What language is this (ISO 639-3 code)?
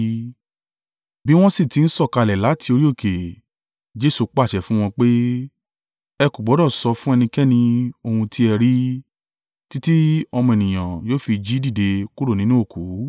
yor